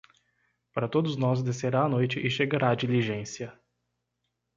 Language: Portuguese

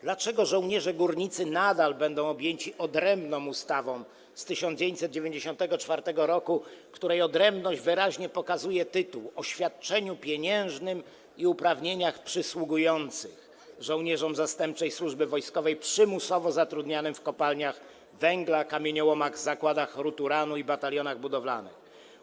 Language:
Polish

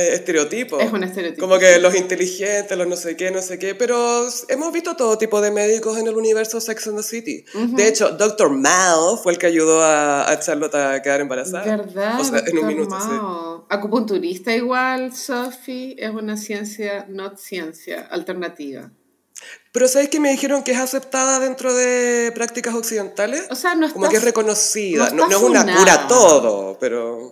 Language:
Spanish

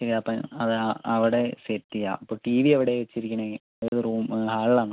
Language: Malayalam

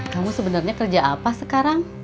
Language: Indonesian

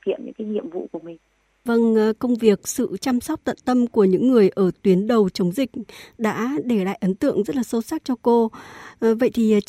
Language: Vietnamese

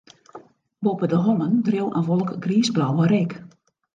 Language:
Western Frisian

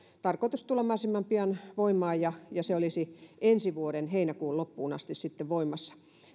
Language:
Finnish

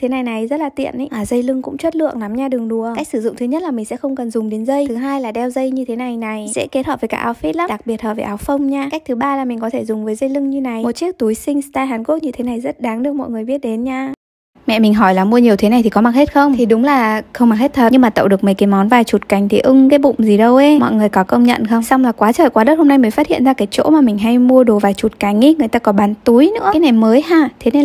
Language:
Vietnamese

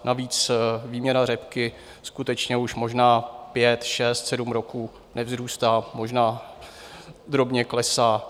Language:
Czech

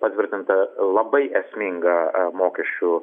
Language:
Lithuanian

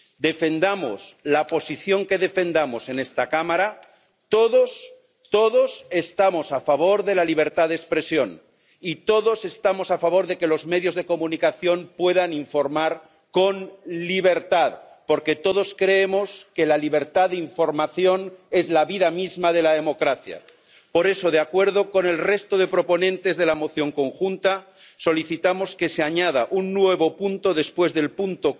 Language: Spanish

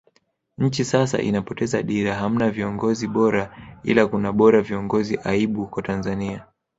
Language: Swahili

